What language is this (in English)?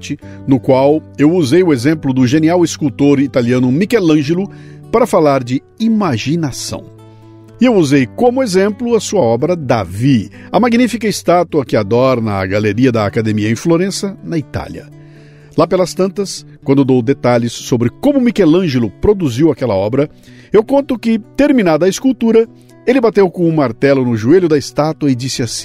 Portuguese